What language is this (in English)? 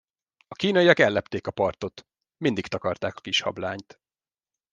Hungarian